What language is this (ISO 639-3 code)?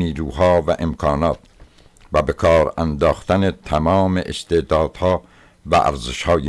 fas